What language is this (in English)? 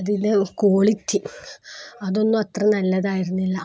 Malayalam